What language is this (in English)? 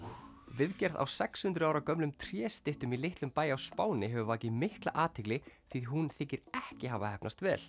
Icelandic